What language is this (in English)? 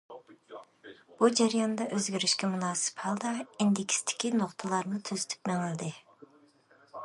Uyghur